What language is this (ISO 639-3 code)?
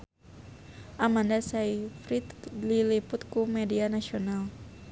sun